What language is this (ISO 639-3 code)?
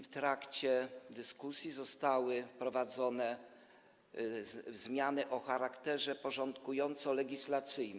pol